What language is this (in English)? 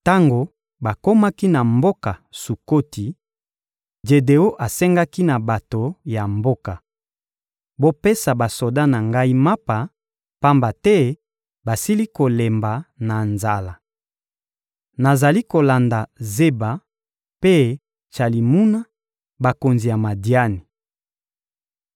Lingala